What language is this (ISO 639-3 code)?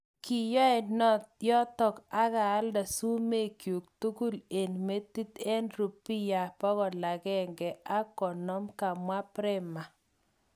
kln